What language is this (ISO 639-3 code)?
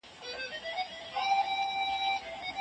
pus